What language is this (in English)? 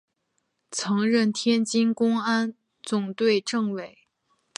Chinese